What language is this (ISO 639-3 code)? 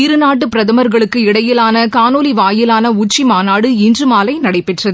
tam